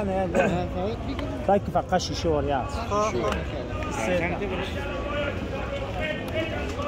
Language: Persian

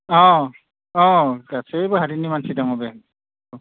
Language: Bodo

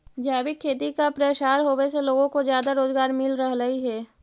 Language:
Magahi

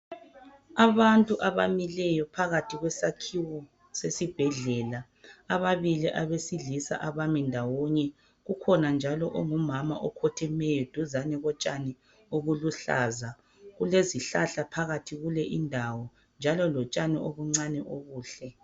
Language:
North Ndebele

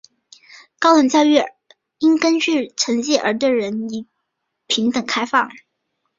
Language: Chinese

